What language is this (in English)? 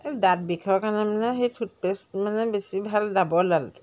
Assamese